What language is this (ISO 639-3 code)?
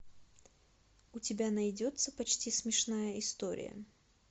rus